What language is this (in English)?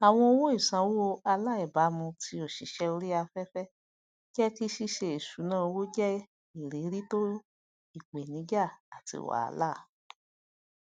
Yoruba